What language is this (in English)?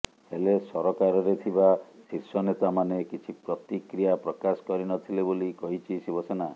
Odia